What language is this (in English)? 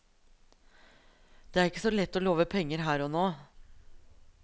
Norwegian